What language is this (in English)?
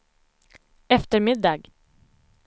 Swedish